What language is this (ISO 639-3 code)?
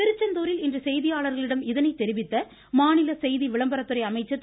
tam